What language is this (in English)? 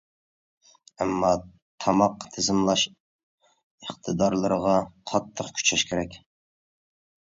Uyghur